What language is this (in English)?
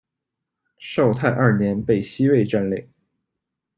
Chinese